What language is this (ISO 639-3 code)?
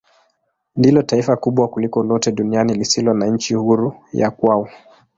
swa